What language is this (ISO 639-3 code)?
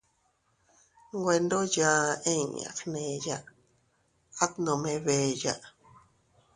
cut